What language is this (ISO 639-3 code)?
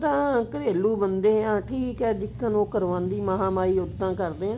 pan